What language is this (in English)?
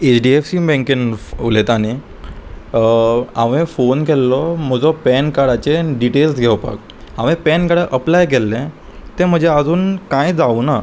Konkani